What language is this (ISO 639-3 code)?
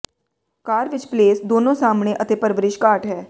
pan